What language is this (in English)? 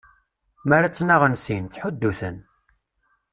Kabyle